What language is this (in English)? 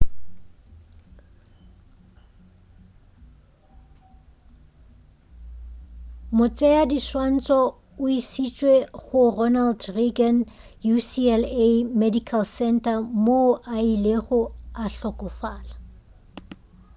Northern Sotho